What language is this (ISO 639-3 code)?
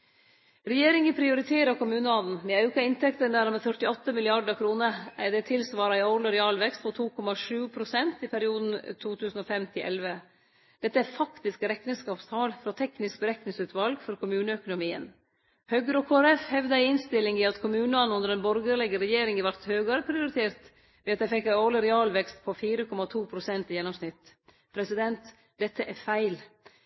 nno